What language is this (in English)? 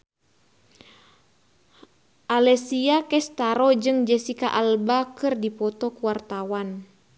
Sundanese